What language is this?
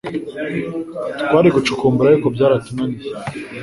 Kinyarwanda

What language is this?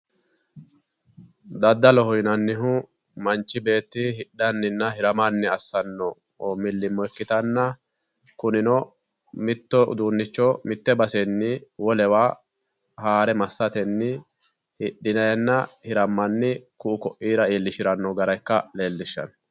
Sidamo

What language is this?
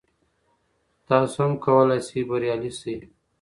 Pashto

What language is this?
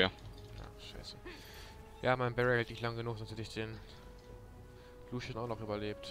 German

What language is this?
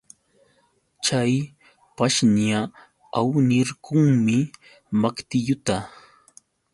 Yauyos Quechua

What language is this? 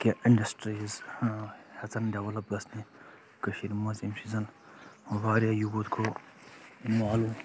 Kashmiri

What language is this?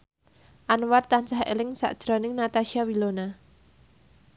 Javanese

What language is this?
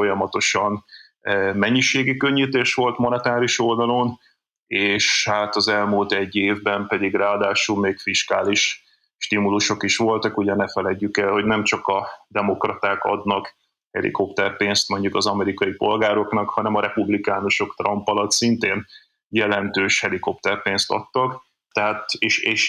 Hungarian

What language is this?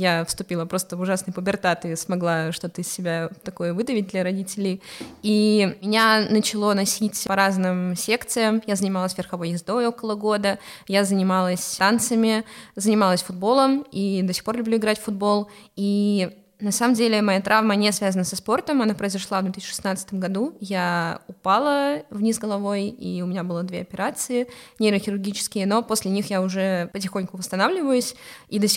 Russian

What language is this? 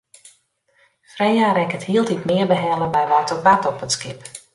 Western Frisian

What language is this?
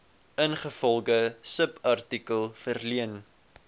Afrikaans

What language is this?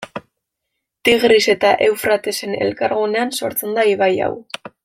Basque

